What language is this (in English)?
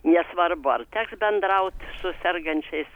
Lithuanian